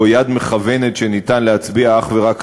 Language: Hebrew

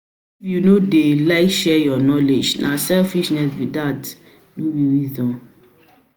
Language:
Nigerian Pidgin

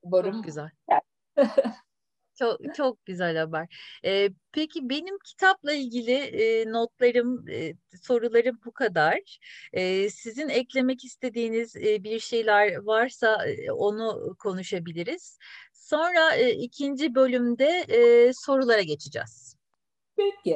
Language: Turkish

